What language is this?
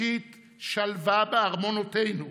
Hebrew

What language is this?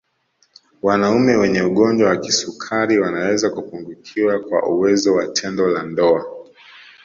Swahili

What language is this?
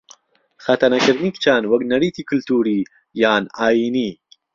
Central Kurdish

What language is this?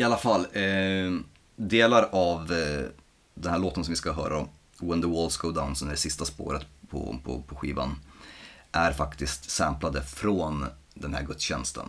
Swedish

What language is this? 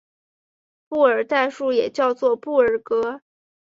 Chinese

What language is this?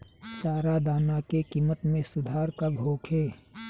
Bhojpuri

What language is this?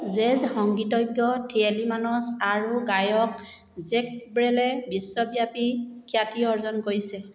Assamese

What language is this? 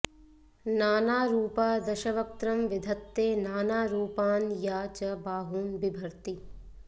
Sanskrit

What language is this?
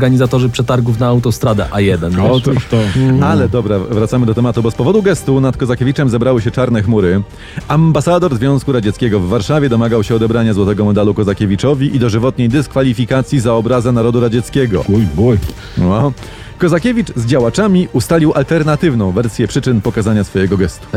Polish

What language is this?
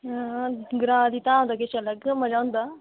Dogri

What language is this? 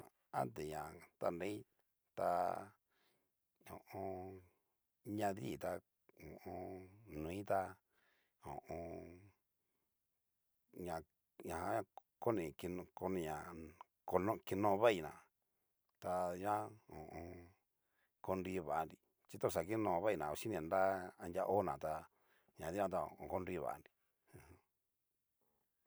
Cacaloxtepec Mixtec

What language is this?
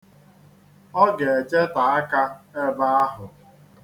Igbo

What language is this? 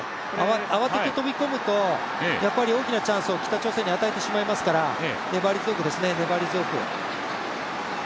Japanese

